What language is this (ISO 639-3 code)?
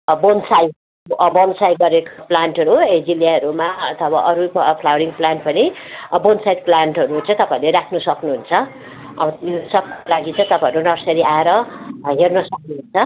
nep